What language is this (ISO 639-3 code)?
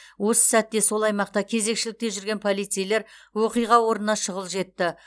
kaz